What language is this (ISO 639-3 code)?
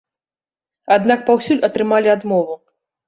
bel